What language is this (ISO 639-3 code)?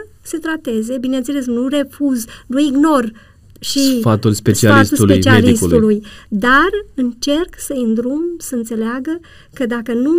ron